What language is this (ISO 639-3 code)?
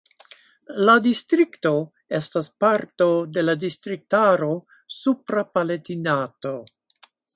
epo